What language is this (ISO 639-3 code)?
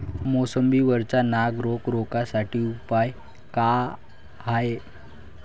mar